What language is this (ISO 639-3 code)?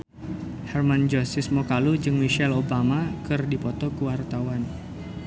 sun